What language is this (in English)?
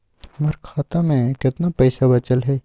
Magahi